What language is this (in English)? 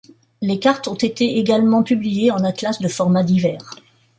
French